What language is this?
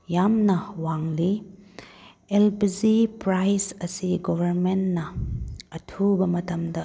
Manipuri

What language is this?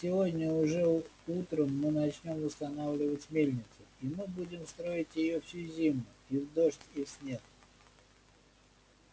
Russian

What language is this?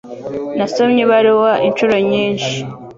Kinyarwanda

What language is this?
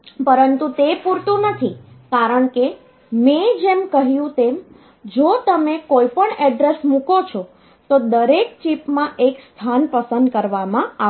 Gujarati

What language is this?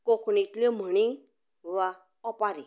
Konkani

